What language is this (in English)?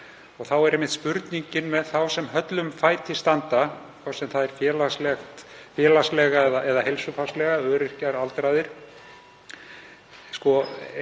Icelandic